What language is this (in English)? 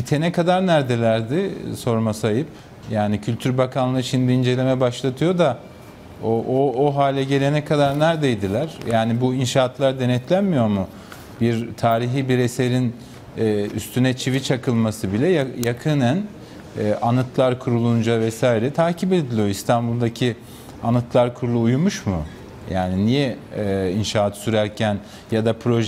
Turkish